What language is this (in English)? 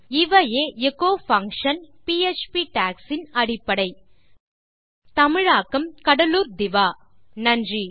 Tamil